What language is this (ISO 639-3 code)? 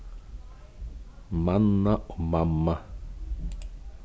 fao